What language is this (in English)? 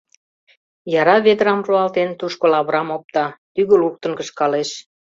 Mari